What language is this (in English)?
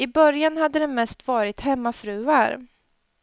Swedish